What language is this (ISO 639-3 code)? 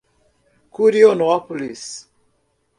por